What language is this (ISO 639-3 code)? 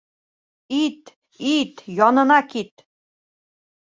bak